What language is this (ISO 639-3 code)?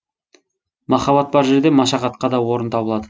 kaz